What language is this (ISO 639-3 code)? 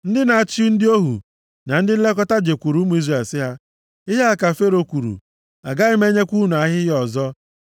ibo